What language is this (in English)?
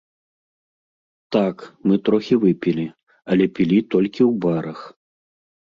Belarusian